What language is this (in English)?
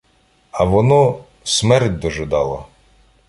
Ukrainian